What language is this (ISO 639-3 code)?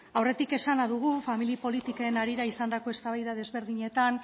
eus